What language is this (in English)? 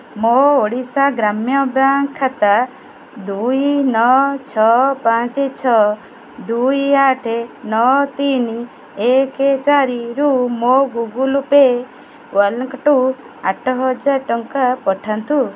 Odia